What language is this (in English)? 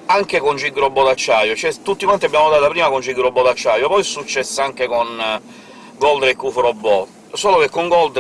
Italian